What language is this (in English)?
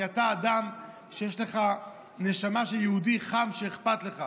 Hebrew